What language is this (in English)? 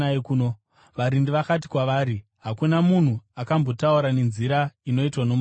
Shona